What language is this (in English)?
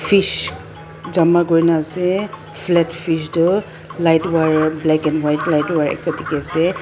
Naga Pidgin